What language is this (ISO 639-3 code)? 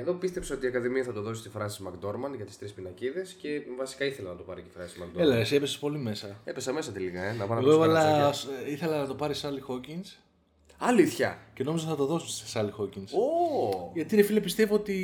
ell